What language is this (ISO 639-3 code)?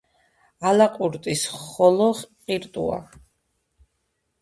kat